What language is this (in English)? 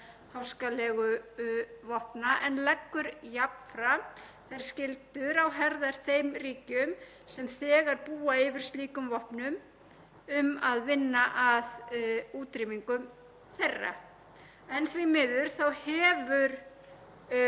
Icelandic